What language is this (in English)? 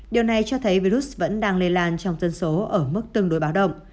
Vietnamese